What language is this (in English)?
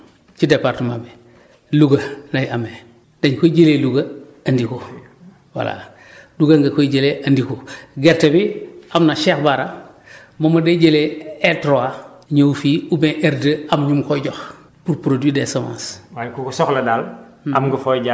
Wolof